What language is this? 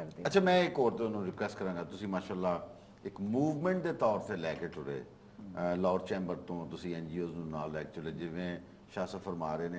Punjabi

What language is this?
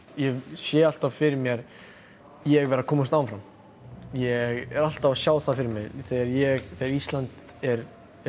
Icelandic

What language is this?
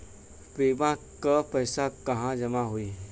Bhojpuri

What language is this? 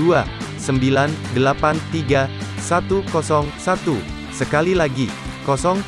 Indonesian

